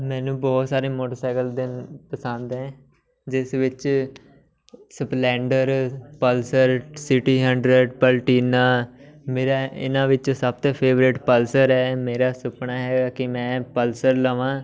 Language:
Punjabi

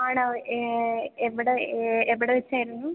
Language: Malayalam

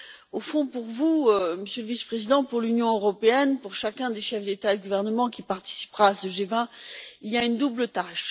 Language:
French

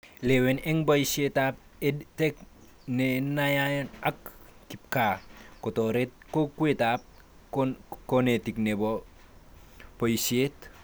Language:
Kalenjin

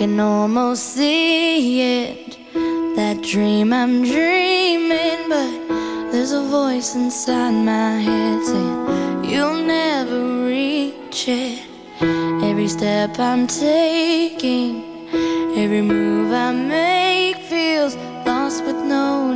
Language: Dutch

